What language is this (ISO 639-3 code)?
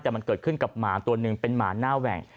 tha